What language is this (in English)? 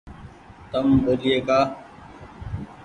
Goaria